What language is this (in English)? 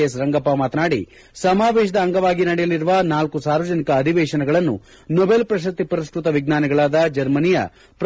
Kannada